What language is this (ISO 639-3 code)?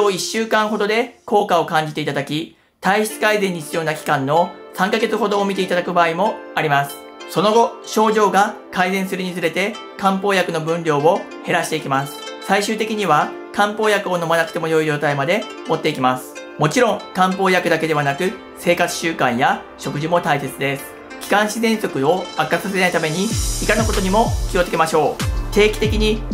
jpn